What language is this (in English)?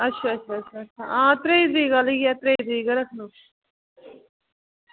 Dogri